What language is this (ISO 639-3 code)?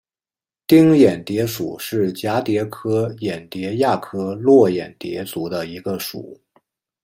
zho